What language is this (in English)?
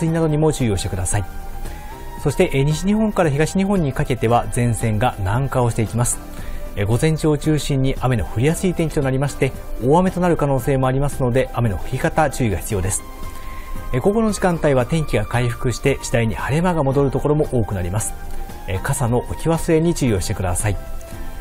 Japanese